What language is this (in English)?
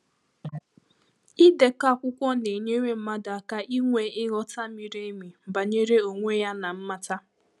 Igbo